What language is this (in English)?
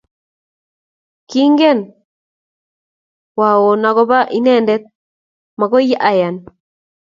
Kalenjin